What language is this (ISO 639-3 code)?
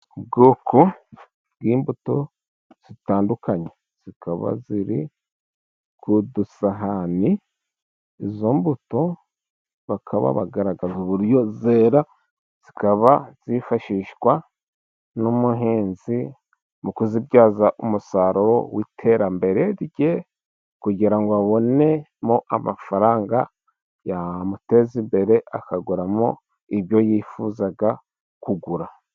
kin